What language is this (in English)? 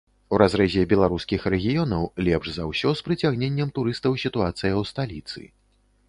Belarusian